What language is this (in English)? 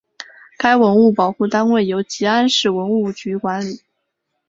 Chinese